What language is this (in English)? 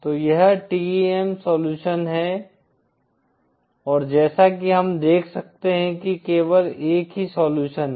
Hindi